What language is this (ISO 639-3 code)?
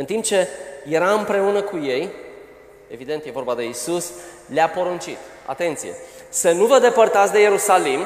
ron